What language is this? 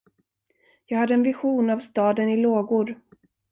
Swedish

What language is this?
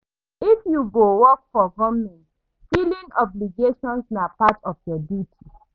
Nigerian Pidgin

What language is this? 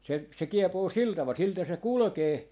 Finnish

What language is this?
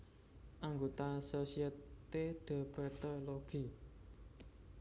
Javanese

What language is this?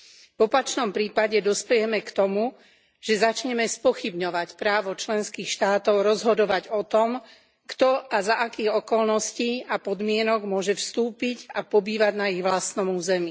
Slovak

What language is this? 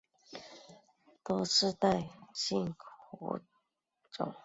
Chinese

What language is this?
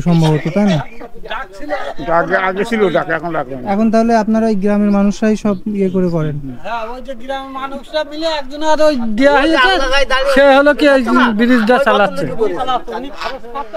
Bangla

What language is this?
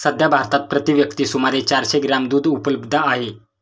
Marathi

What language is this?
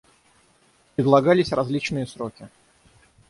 Russian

